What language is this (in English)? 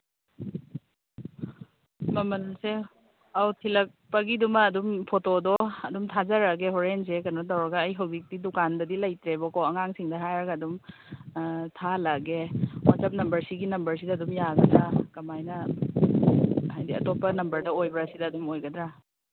Manipuri